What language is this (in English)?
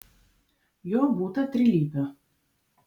Lithuanian